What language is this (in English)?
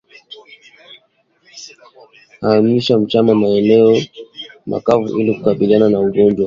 Swahili